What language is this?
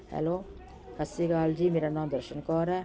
Punjabi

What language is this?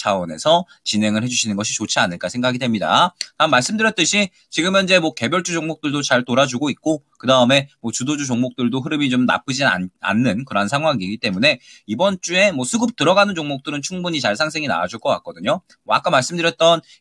Korean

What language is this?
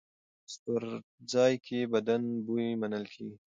Pashto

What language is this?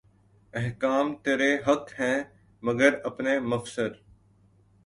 Urdu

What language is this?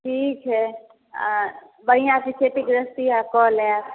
Maithili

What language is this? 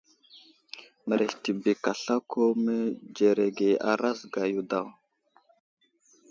Wuzlam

